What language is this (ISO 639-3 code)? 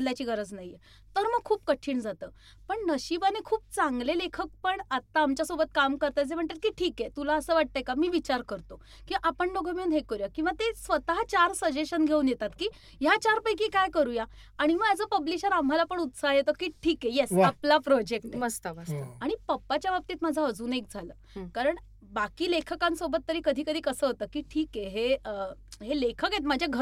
mar